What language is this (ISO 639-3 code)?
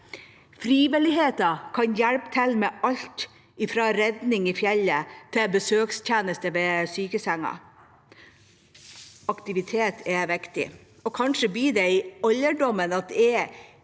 nor